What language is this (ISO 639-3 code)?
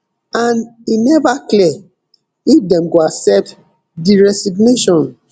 pcm